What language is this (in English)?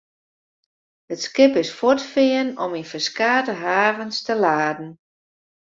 Western Frisian